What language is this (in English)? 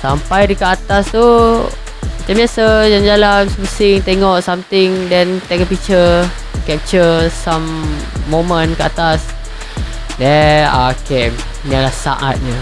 Malay